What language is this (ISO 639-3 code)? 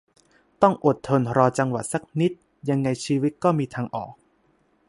tha